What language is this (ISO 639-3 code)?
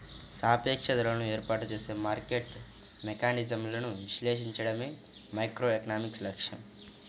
tel